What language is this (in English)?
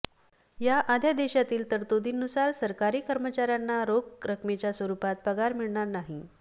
Marathi